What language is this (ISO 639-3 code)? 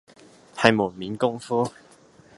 yue